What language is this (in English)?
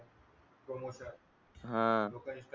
Marathi